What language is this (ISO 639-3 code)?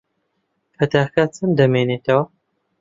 ckb